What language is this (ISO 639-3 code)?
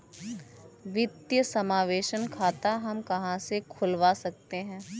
hin